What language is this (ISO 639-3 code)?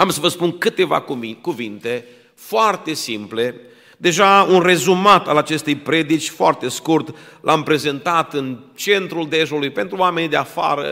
ron